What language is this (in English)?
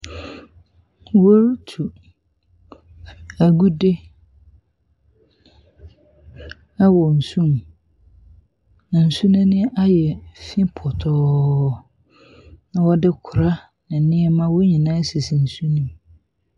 Akan